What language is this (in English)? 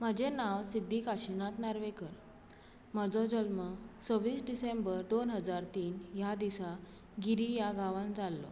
Konkani